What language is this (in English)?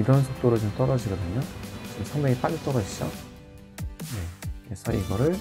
Korean